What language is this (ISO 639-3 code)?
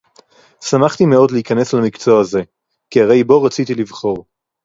heb